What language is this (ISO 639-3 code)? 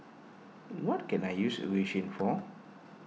eng